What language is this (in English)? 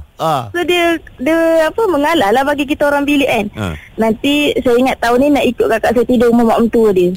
Malay